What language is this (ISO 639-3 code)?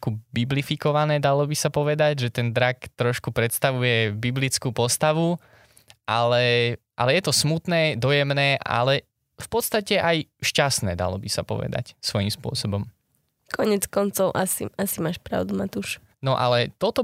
slk